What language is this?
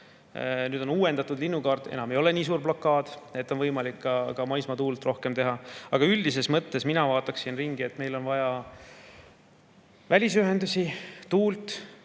Estonian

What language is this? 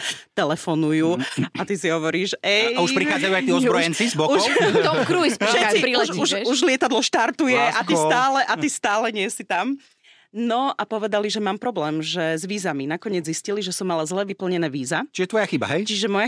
Slovak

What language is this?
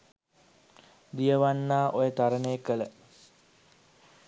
Sinhala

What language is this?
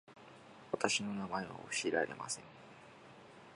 Japanese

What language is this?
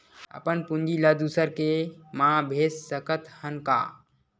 Chhattisgarhi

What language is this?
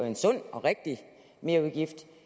Danish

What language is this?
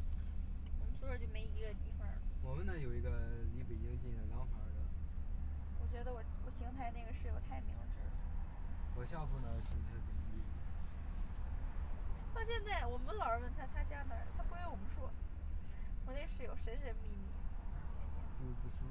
Chinese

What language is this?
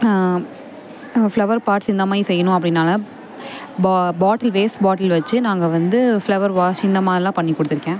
Tamil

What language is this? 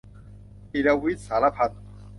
Thai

